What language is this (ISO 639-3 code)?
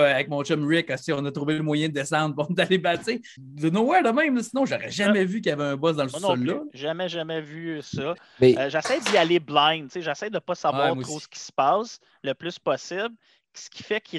fra